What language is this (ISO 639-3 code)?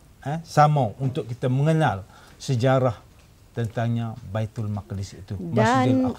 msa